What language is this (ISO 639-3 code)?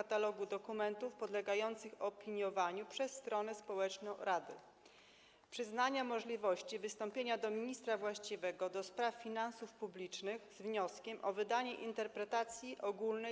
pol